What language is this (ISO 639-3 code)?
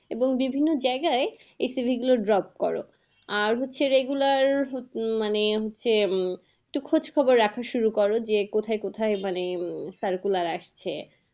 ben